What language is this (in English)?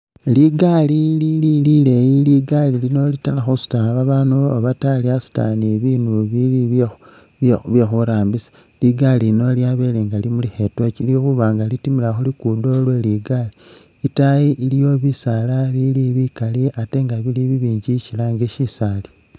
Masaaba